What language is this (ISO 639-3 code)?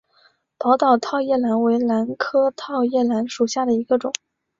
zho